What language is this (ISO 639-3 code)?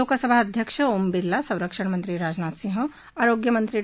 mar